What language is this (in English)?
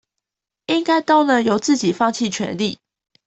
Chinese